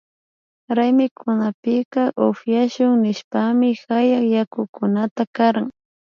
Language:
Imbabura Highland Quichua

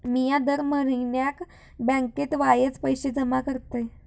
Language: Marathi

